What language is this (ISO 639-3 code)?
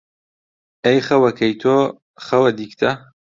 ckb